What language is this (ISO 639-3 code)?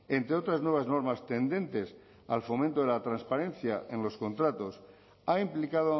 spa